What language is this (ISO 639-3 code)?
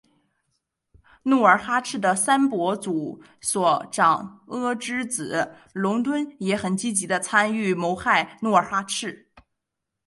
zho